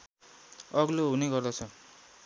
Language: Nepali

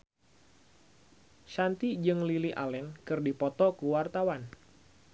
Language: Sundanese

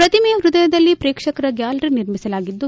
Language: Kannada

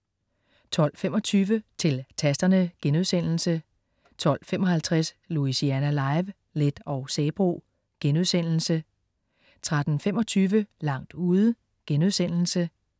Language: Danish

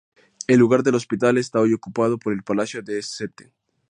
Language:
Spanish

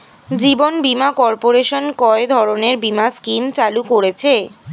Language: Bangla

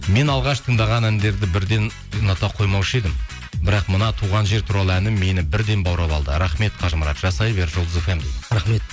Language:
Kazakh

